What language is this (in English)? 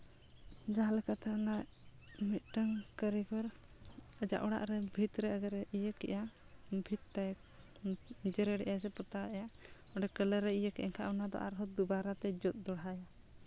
Santali